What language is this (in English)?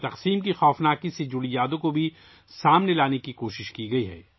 Urdu